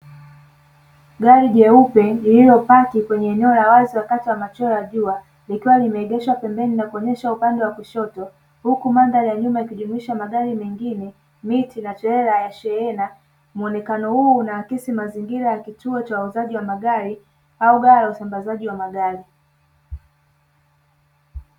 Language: Swahili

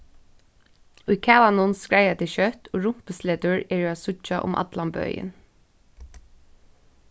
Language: Faroese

